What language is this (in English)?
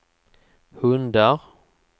Swedish